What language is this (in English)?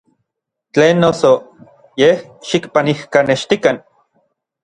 Orizaba Nahuatl